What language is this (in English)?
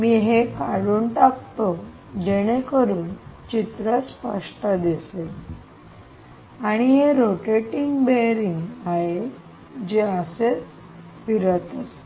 Marathi